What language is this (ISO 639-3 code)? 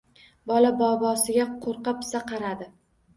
uzb